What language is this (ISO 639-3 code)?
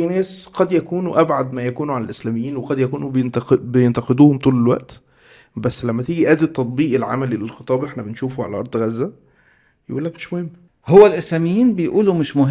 ara